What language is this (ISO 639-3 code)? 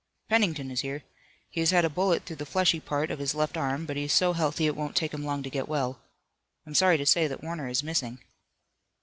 eng